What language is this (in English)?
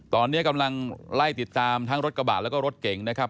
Thai